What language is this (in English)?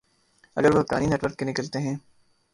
Urdu